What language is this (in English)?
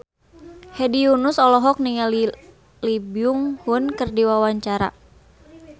Sundanese